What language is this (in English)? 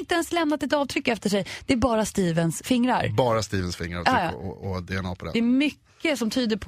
Swedish